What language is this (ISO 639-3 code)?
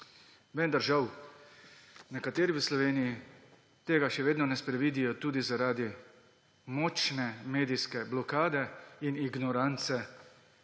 slv